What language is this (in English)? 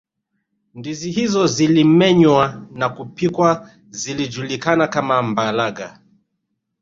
Swahili